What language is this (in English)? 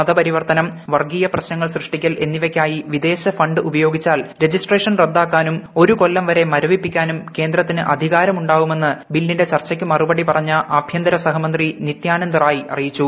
Malayalam